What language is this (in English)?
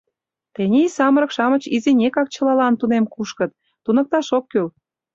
Mari